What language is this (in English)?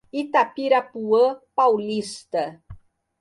Portuguese